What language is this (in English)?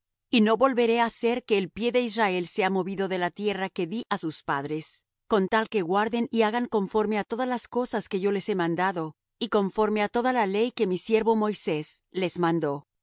Spanish